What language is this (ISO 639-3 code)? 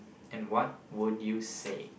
eng